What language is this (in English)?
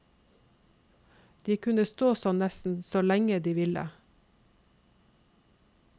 Norwegian